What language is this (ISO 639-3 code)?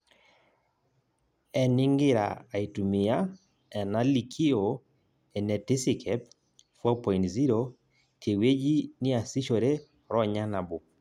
mas